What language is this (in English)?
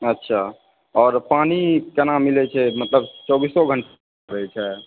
Maithili